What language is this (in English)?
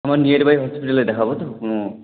Bangla